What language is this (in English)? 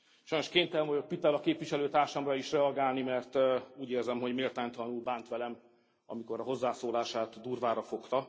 Hungarian